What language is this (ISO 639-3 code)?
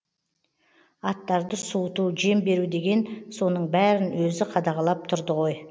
kaz